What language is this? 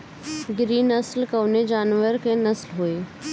Bhojpuri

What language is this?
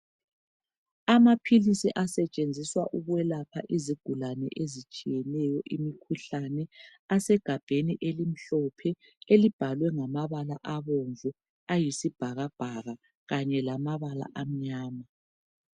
North Ndebele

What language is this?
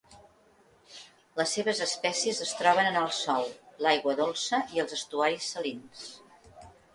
Catalan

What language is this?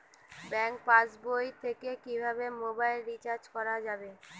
Bangla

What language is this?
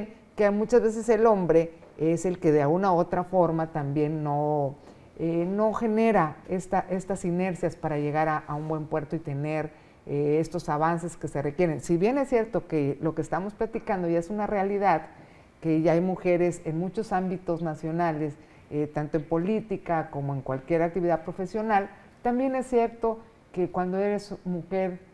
Spanish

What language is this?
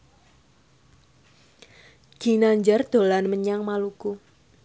Javanese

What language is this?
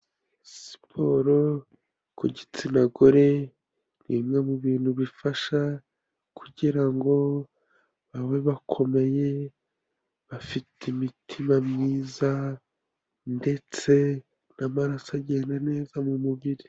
Kinyarwanda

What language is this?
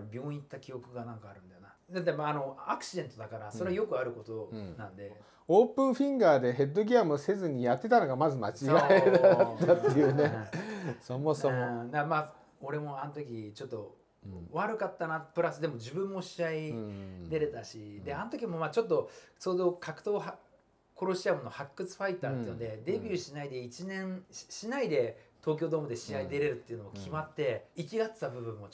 Japanese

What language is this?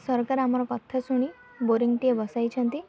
Odia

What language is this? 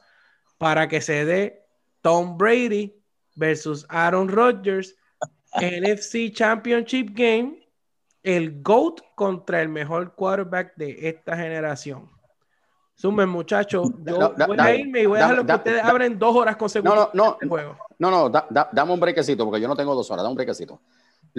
Spanish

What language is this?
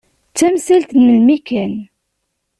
Kabyle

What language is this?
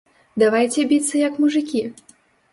Belarusian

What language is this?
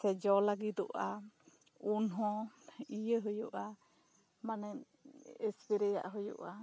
Santali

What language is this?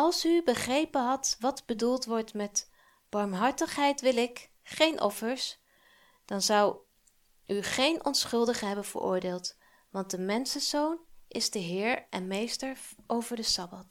Dutch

